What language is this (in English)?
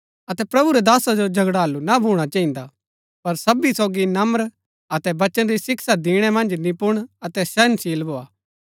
Gaddi